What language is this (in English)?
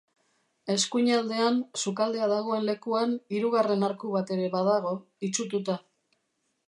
Basque